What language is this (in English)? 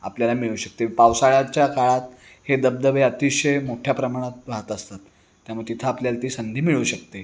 Marathi